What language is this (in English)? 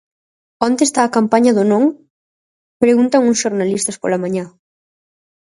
Galician